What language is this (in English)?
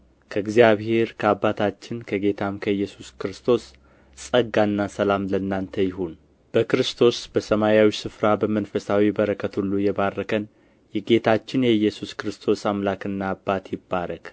Amharic